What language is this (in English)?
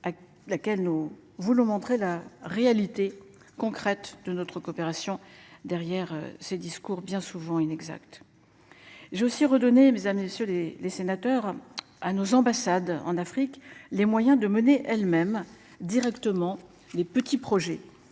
French